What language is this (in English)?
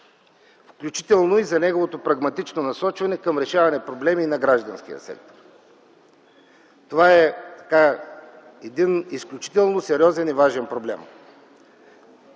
Bulgarian